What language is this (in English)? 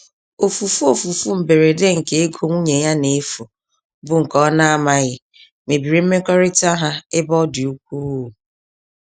Igbo